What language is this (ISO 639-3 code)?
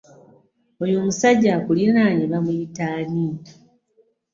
lug